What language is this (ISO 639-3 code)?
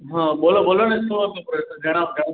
guj